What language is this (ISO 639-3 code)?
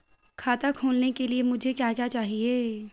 hin